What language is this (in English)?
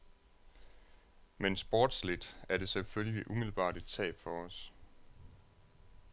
Danish